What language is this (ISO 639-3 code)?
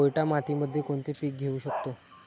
mar